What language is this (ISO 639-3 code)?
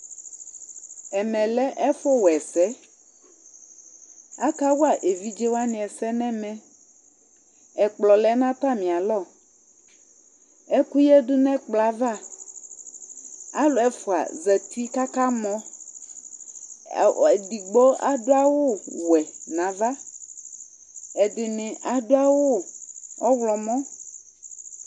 kpo